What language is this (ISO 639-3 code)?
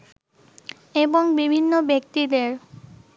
ben